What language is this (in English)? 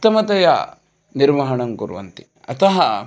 Sanskrit